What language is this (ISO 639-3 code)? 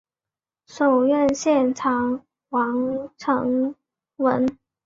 zho